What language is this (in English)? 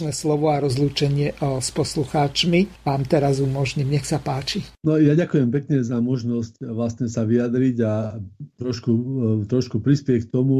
Slovak